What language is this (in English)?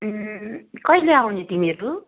Nepali